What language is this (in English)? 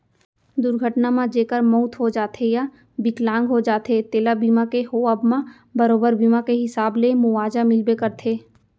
Chhattisgarhi